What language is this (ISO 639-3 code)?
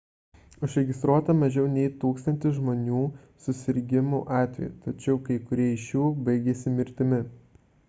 lit